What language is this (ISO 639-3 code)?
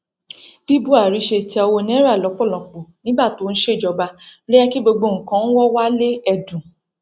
yor